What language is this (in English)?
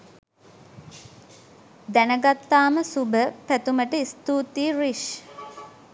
Sinhala